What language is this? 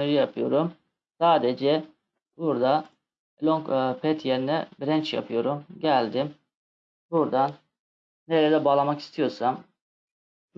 Turkish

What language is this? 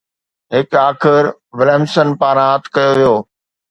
Sindhi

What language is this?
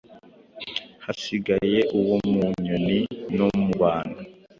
Kinyarwanda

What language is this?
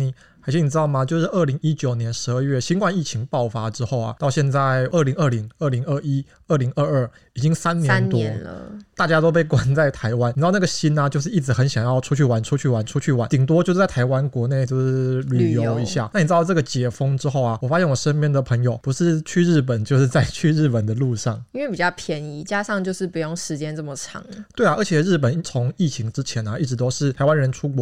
Chinese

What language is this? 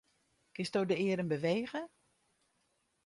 Western Frisian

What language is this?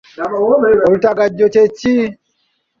Ganda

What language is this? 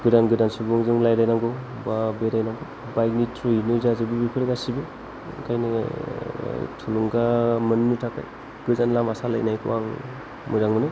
Bodo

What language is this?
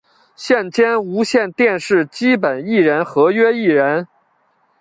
Chinese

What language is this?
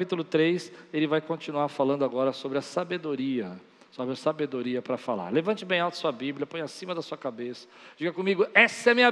Portuguese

